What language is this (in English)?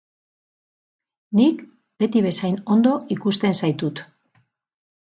Basque